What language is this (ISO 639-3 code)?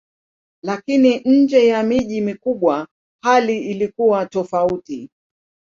swa